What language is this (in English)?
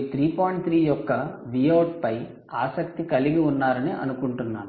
Telugu